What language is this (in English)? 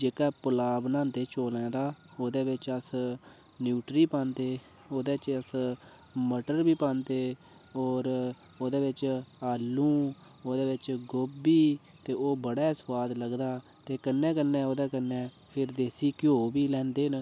Dogri